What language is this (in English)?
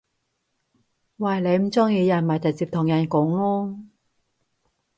Cantonese